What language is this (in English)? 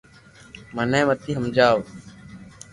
Loarki